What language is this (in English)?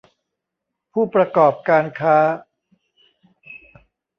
Thai